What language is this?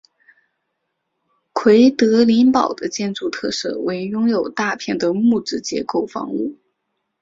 Chinese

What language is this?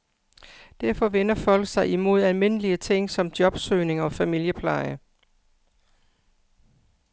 Danish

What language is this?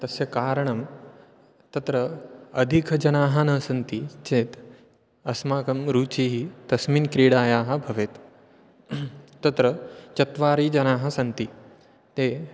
Sanskrit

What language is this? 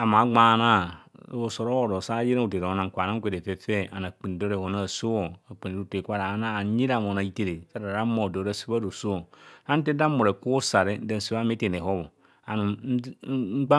Kohumono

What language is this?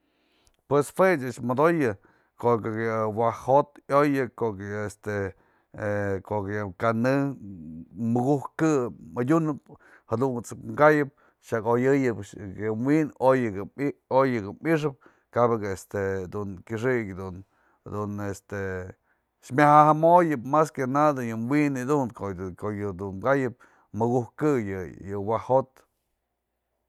Mazatlán Mixe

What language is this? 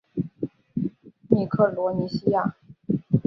Chinese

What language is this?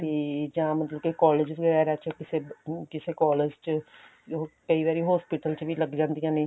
Punjabi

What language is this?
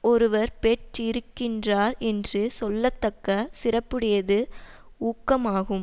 Tamil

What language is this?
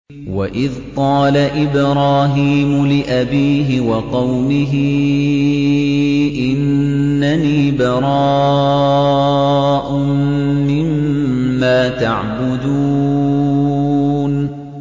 Arabic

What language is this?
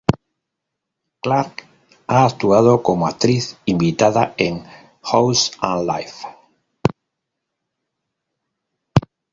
Spanish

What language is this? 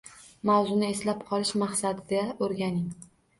Uzbek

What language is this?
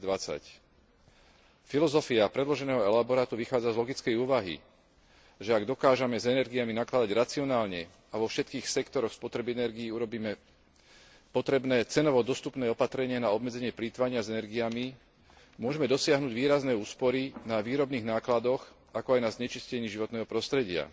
Slovak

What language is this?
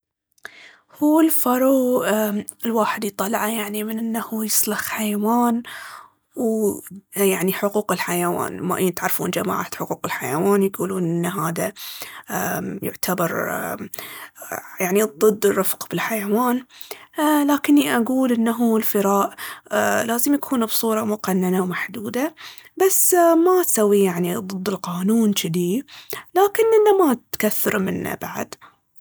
Baharna Arabic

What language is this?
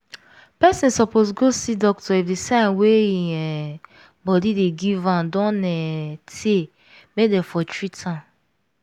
Nigerian Pidgin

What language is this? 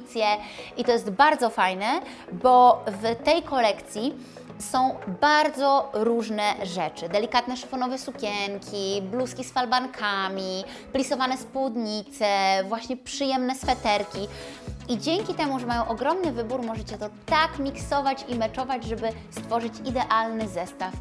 Polish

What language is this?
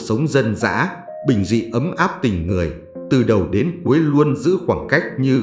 Vietnamese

